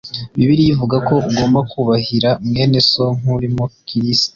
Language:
Kinyarwanda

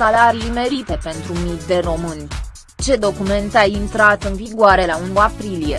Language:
Romanian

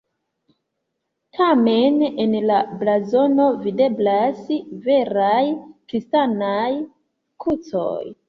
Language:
Esperanto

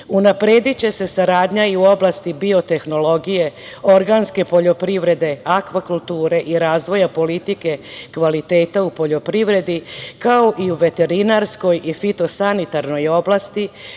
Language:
Serbian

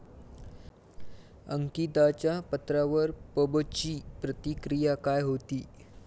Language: Marathi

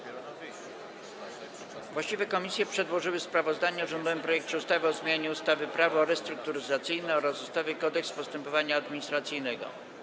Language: Polish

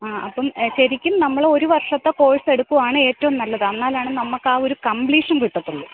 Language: Malayalam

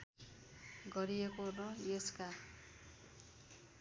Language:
Nepali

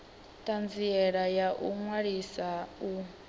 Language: Venda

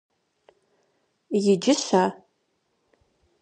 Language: Kabardian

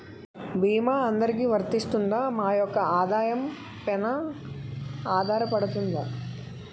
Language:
Telugu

